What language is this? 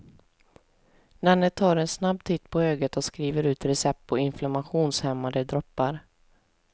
Swedish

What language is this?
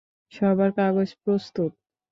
Bangla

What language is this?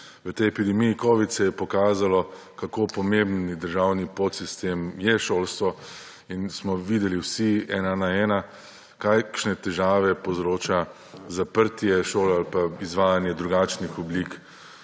Slovenian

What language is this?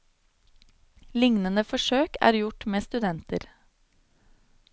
Norwegian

